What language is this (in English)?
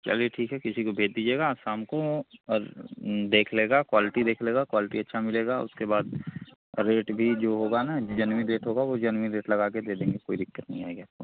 Hindi